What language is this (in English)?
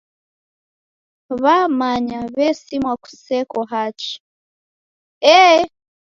Taita